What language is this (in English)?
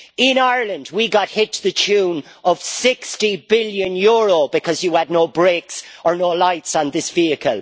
English